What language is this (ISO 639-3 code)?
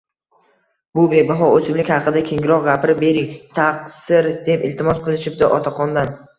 uzb